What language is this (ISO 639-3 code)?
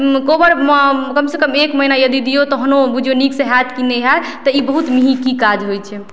mai